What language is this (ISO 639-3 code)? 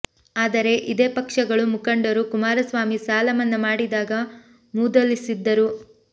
kan